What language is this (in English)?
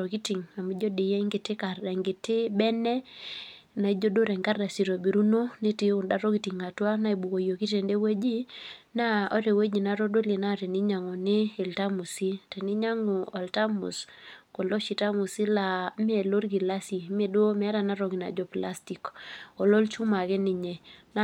Masai